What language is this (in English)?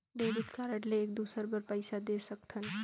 Chhattisgarhi